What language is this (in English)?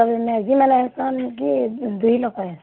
Odia